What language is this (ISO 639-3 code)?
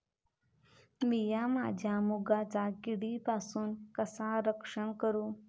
mar